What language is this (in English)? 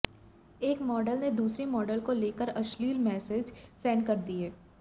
Hindi